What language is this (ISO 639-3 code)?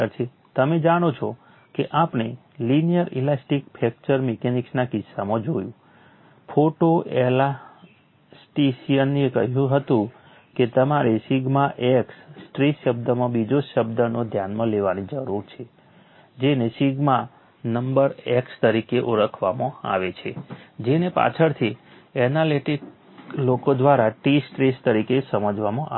guj